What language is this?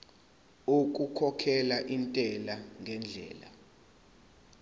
Zulu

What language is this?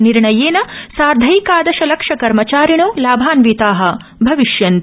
Sanskrit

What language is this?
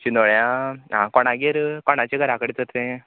Konkani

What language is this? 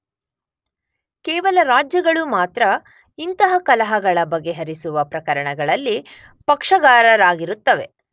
Kannada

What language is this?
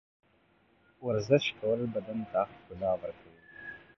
Pashto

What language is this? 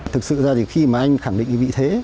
Vietnamese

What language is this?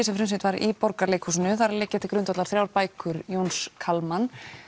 Icelandic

